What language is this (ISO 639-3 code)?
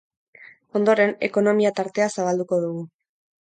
eus